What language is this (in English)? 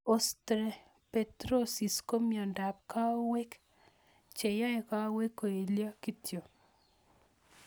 Kalenjin